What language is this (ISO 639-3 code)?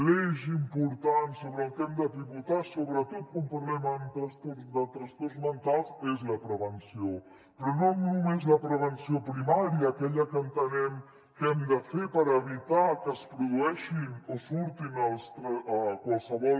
cat